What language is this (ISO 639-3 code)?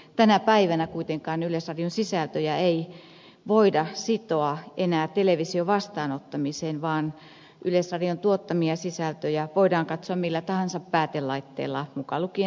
fin